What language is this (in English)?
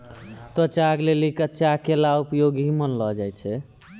Maithili